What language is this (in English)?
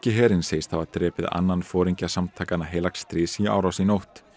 Icelandic